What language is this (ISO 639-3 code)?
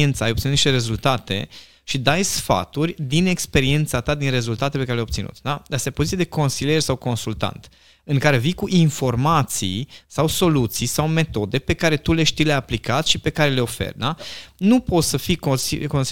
ron